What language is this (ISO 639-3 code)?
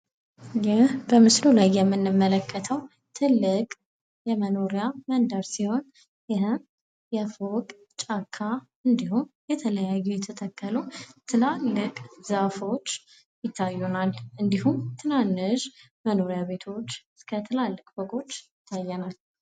amh